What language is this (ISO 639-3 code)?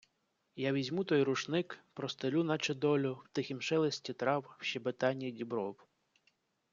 ukr